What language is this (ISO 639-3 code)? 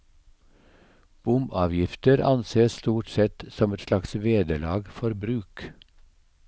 nor